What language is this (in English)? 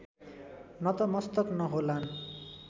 Nepali